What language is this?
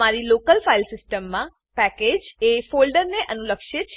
Gujarati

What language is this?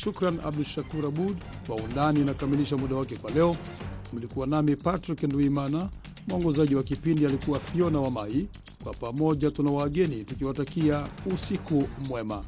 Swahili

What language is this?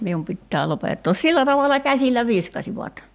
Finnish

